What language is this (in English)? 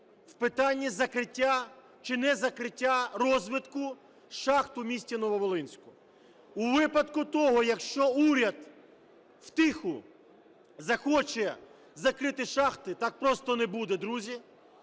Ukrainian